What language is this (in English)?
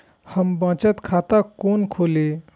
Maithili